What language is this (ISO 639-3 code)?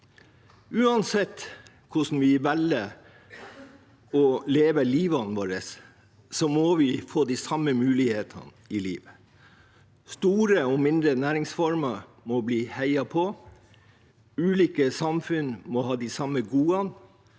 nor